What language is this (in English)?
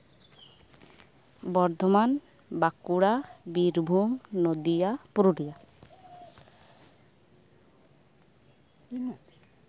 Santali